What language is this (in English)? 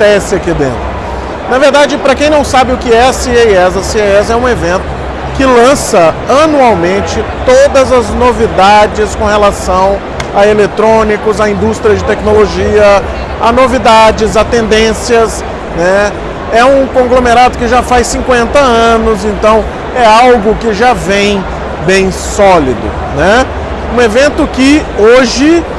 Portuguese